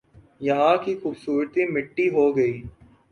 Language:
Urdu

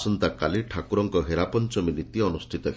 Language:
Odia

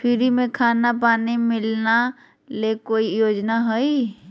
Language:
Magahi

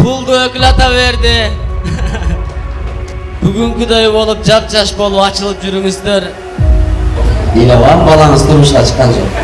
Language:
Turkish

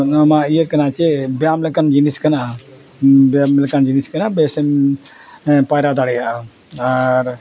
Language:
Santali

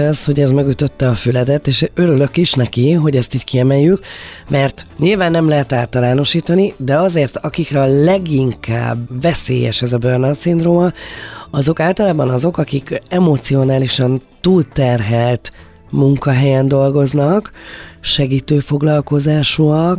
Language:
Hungarian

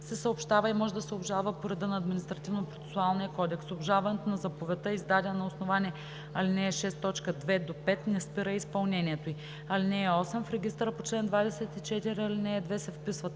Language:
Bulgarian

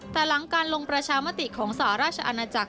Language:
Thai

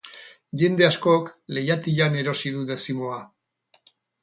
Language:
Basque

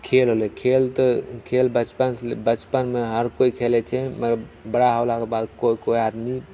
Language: Maithili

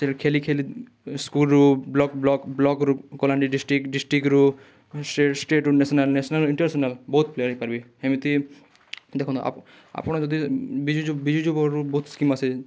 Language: Odia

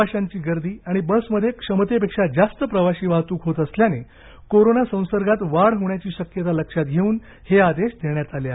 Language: Marathi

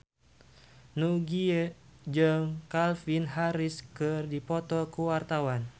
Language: Sundanese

